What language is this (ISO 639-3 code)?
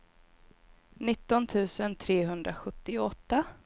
swe